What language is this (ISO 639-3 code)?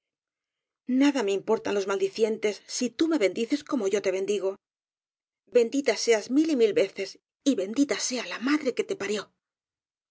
spa